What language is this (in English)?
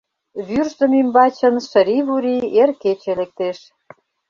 Mari